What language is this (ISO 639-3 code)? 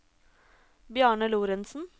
nor